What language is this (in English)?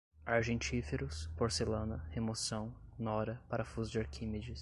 Portuguese